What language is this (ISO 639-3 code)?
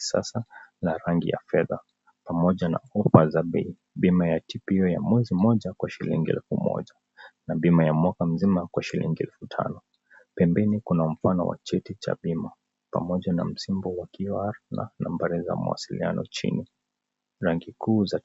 swa